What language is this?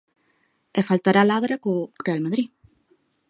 Galician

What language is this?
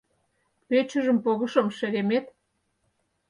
Mari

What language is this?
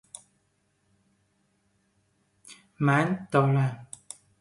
Persian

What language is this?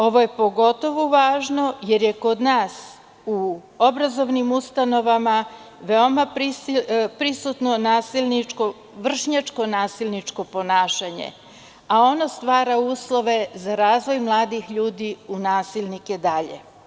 Serbian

